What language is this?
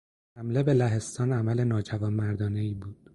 Persian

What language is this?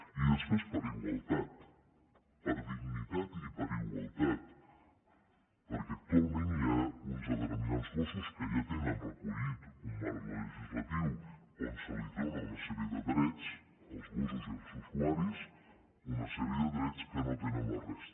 Catalan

